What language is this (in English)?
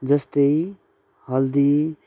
Nepali